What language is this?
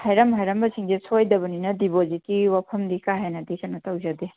Manipuri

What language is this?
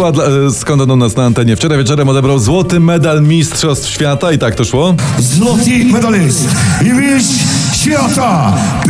Polish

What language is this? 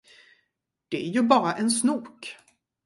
Swedish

